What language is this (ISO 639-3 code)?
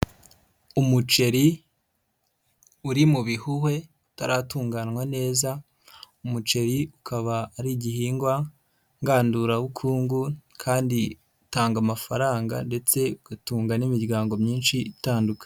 kin